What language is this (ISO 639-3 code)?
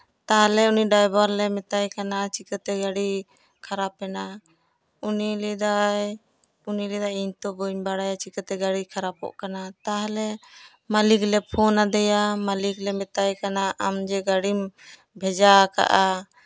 sat